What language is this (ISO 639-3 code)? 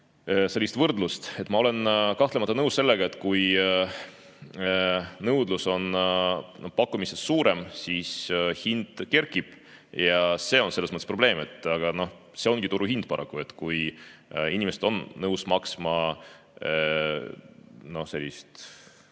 est